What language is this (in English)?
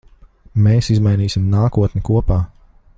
Latvian